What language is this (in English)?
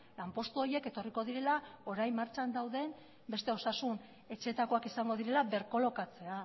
Basque